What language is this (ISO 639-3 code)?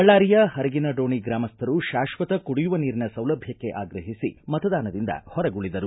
kan